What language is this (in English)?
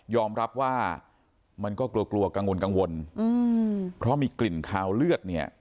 Thai